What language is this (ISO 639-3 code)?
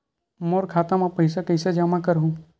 hne